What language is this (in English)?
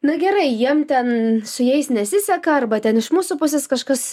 Lithuanian